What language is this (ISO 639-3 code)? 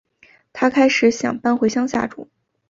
zho